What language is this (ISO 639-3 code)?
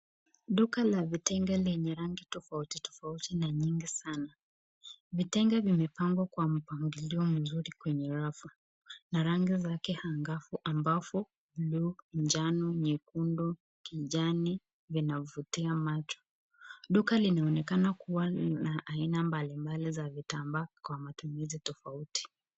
swa